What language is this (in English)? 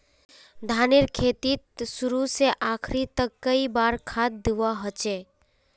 Magahi